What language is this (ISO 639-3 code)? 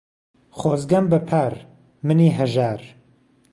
ckb